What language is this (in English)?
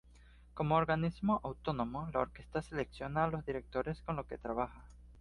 Spanish